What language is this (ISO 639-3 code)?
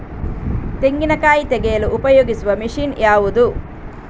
kan